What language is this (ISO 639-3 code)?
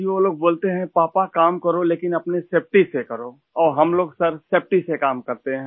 urd